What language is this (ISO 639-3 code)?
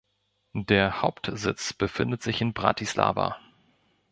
deu